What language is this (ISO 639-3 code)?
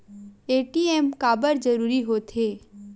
hne